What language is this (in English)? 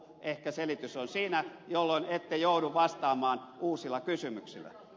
Finnish